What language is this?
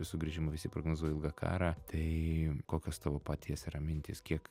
Lithuanian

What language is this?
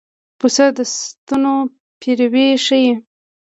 Pashto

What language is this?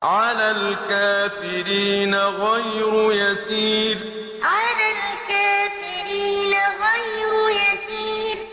Arabic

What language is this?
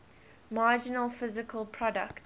English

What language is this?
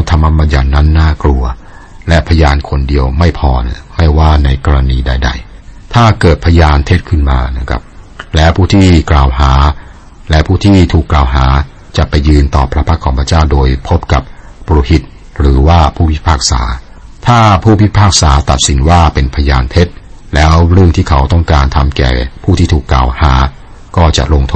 Thai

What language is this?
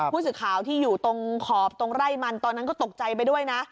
Thai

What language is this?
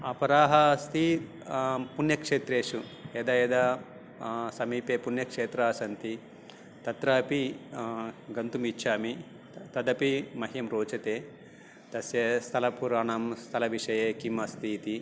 Sanskrit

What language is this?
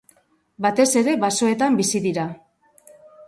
Basque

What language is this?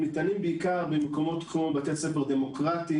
Hebrew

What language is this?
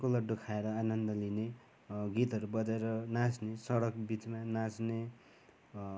Nepali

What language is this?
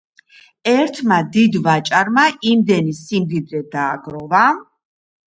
Georgian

